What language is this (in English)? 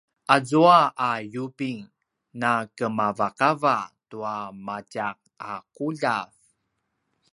Paiwan